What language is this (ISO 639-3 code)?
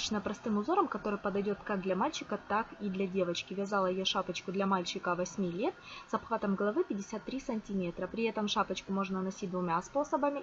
rus